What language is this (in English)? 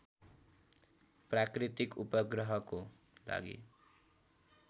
Nepali